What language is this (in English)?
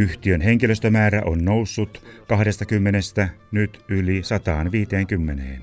Finnish